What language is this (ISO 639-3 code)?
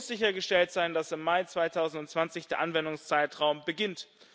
deu